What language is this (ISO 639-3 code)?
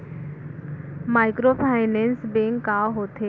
hne